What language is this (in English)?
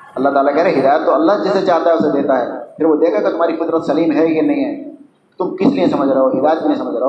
Urdu